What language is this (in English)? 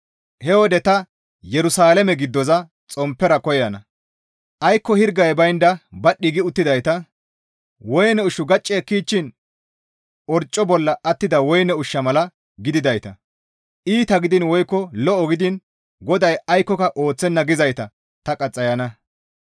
Gamo